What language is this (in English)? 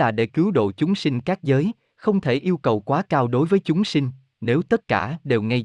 Vietnamese